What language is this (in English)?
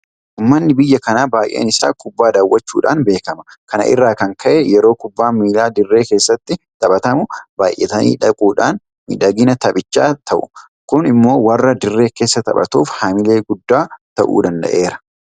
Oromo